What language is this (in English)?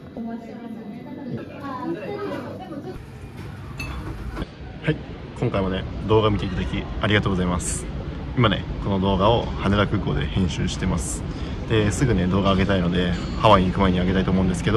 Japanese